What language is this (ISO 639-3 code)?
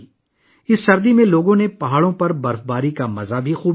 urd